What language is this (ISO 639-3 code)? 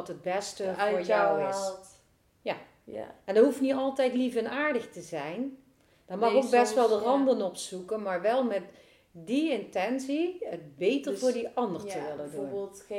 nld